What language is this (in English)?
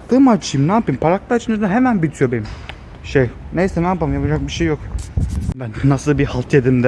Turkish